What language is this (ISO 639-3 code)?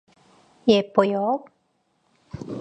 kor